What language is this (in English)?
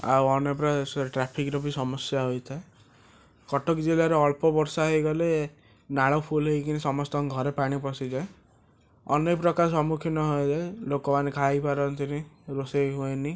Odia